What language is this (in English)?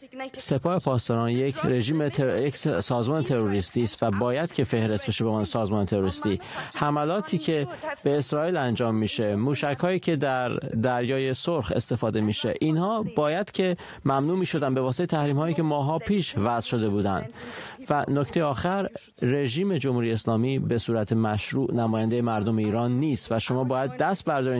Persian